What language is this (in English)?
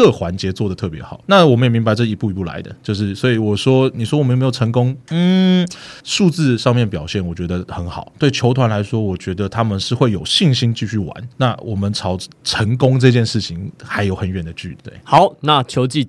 Chinese